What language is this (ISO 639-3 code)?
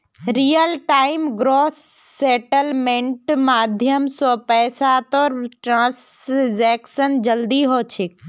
mag